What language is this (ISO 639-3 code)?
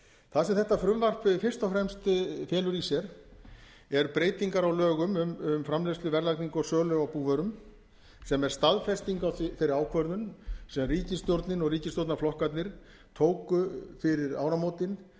isl